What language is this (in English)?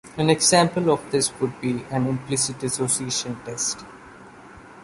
English